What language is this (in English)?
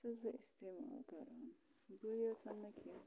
Kashmiri